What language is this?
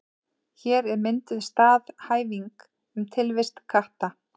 Icelandic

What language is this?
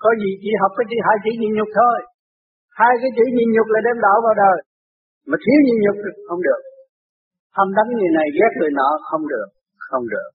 Vietnamese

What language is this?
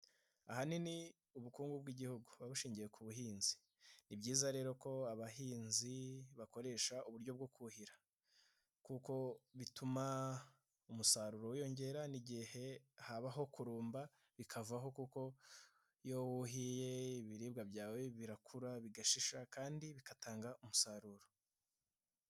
Kinyarwanda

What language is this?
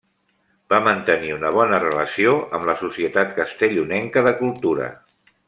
Catalan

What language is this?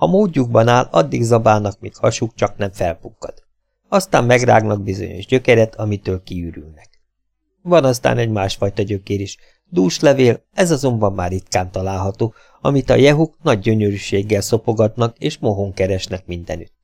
Hungarian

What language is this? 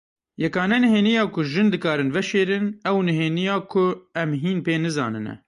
Kurdish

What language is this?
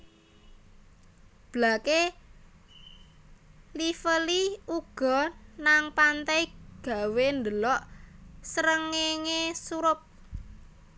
Javanese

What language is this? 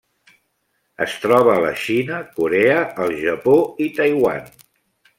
Catalan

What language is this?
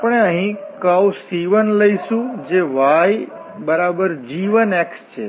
Gujarati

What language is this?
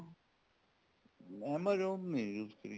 Punjabi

